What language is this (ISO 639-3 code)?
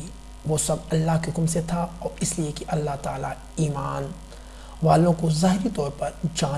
urd